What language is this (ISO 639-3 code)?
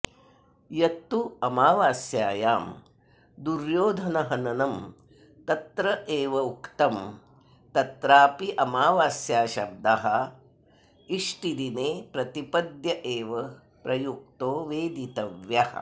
san